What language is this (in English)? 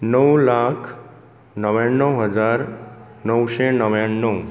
Konkani